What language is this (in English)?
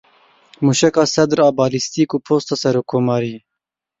Kurdish